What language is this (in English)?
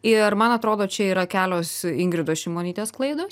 Lithuanian